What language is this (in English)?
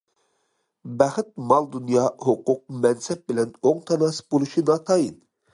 Uyghur